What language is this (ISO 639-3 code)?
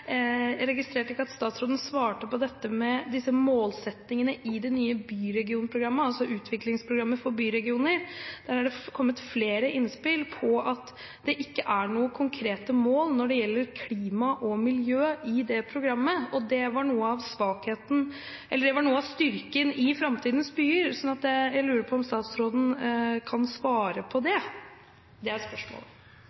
nob